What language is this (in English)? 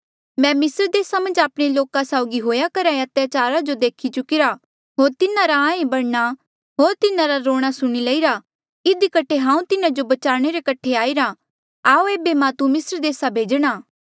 Mandeali